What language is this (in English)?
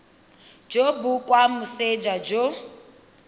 Tswana